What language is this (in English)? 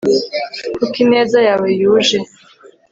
Kinyarwanda